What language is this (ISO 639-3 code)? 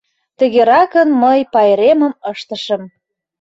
chm